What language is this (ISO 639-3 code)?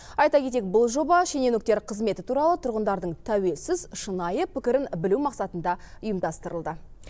kaz